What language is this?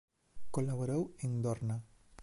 Galician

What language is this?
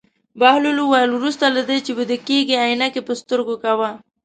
Pashto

